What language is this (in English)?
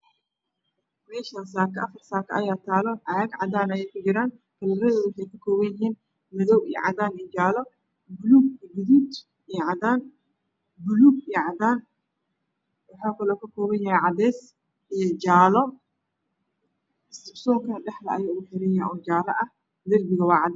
Somali